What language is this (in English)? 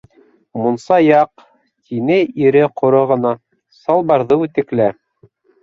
Bashkir